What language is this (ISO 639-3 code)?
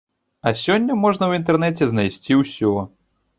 bel